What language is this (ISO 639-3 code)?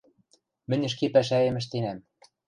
mrj